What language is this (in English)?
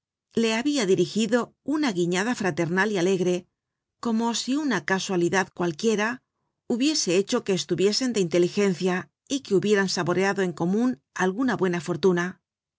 Spanish